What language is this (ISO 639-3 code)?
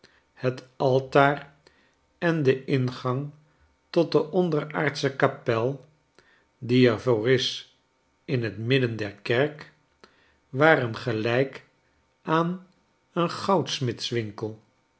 nld